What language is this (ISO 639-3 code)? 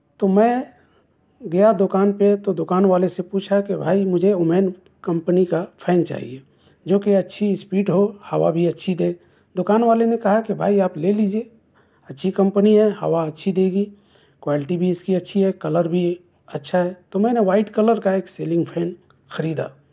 urd